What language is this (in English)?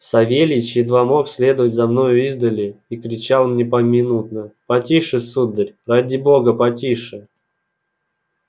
Russian